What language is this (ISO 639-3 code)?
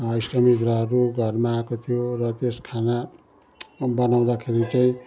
nep